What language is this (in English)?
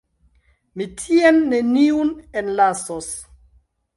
Esperanto